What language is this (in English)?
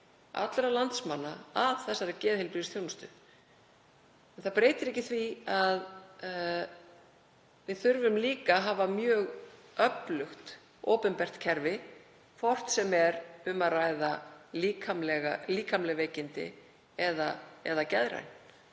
Icelandic